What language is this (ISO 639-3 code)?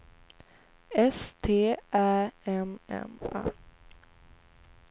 swe